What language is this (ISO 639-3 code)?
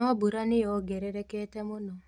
kik